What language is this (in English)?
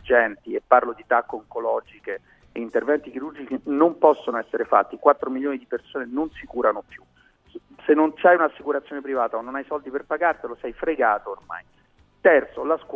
Italian